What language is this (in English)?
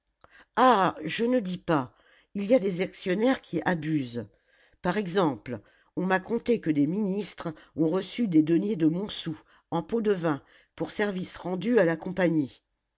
French